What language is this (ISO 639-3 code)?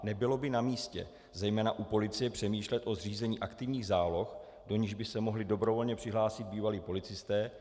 ces